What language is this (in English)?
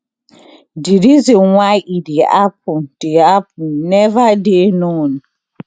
Nigerian Pidgin